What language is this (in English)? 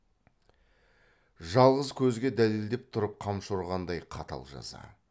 Kazakh